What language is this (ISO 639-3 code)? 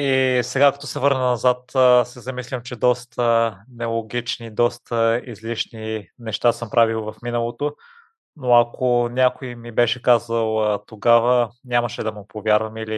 bul